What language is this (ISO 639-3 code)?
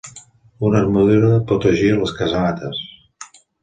cat